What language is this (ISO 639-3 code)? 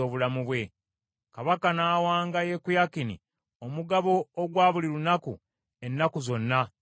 lug